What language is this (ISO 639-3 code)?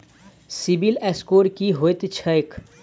mai